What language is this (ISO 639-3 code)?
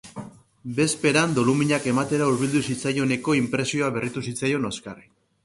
eus